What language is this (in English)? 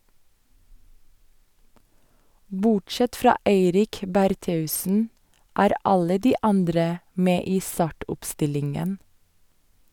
Norwegian